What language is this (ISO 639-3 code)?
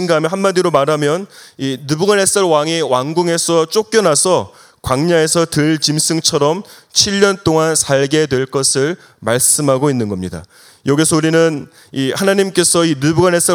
kor